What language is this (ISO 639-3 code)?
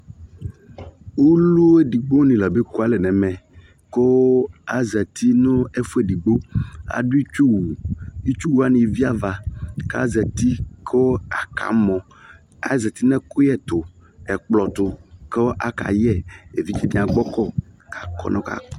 kpo